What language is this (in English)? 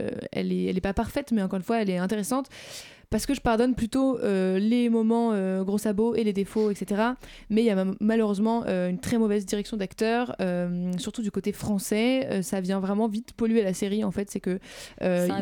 French